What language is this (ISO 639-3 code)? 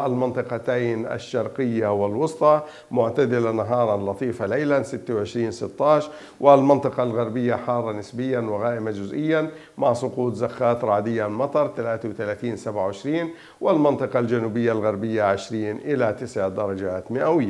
ara